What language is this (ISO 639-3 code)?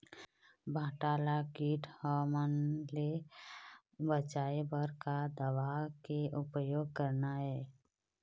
hne